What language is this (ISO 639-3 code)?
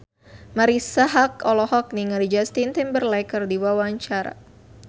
sun